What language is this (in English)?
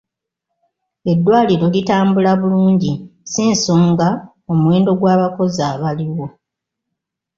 Ganda